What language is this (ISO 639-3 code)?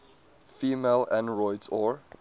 eng